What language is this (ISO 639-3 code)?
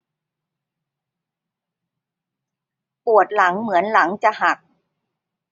tha